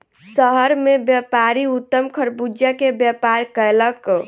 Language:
Maithili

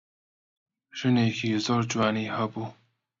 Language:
Central Kurdish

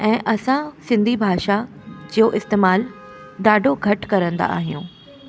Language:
Sindhi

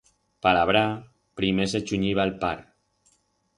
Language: Aragonese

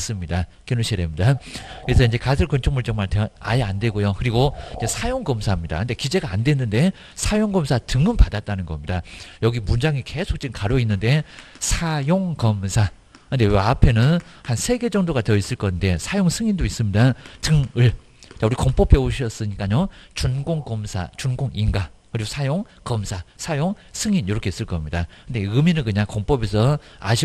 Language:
Korean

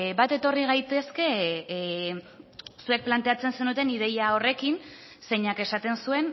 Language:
Basque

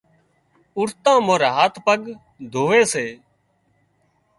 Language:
Wadiyara Koli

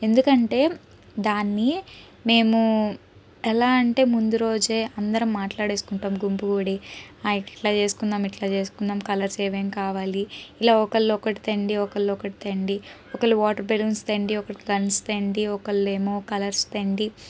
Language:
Telugu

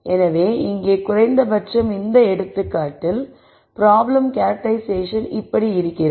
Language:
Tamil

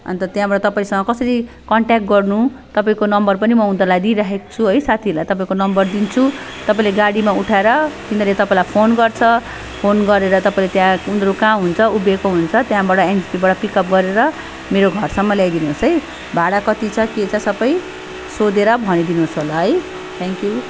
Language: Nepali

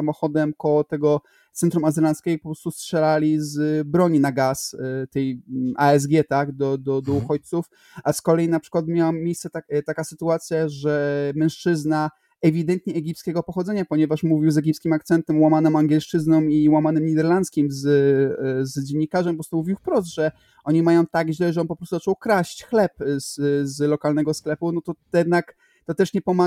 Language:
Polish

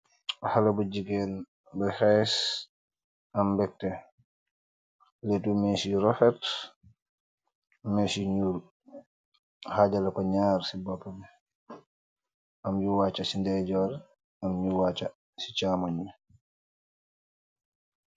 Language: Wolof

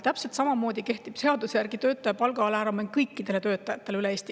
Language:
Estonian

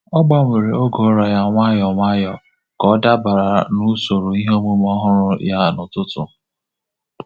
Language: Igbo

